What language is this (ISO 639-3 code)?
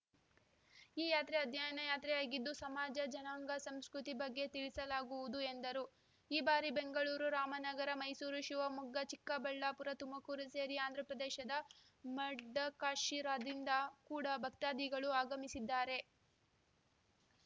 kan